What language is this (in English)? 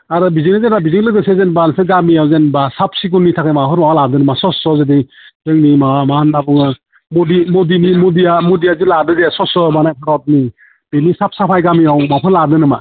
Bodo